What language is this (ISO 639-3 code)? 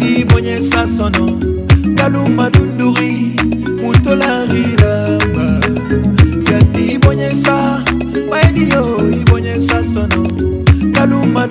nld